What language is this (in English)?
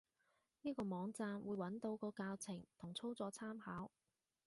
Cantonese